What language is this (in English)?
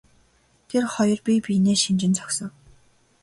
Mongolian